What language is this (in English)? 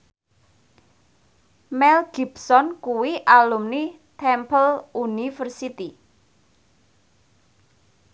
Javanese